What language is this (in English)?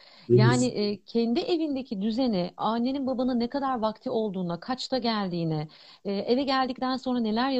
Turkish